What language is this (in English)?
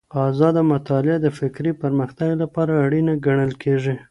Pashto